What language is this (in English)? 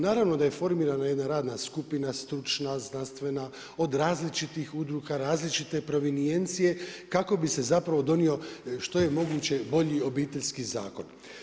Croatian